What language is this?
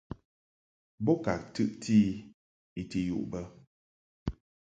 Mungaka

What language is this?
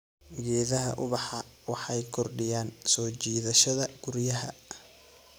Somali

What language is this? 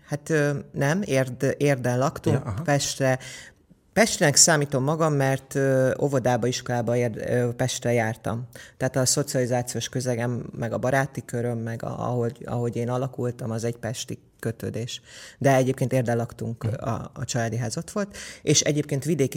Hungarian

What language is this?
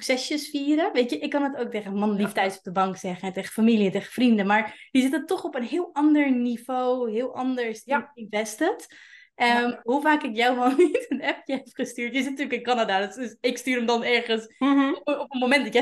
Dutch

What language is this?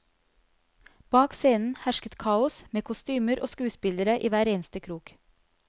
Norwegian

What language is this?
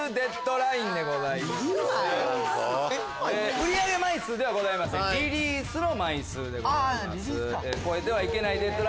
Japanese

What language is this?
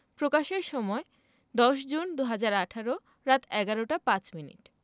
Bangla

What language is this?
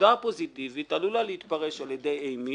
Hebrew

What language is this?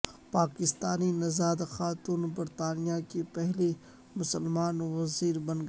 Urdu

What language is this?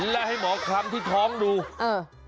Thai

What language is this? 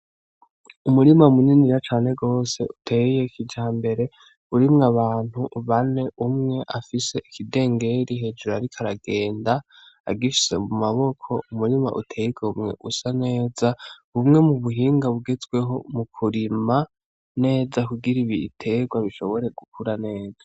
Rundi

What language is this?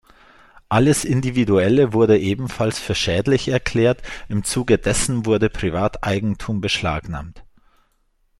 German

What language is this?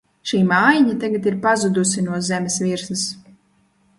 Latvian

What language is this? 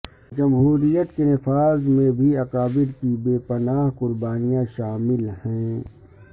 Urdu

